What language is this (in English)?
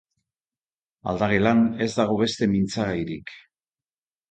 Basque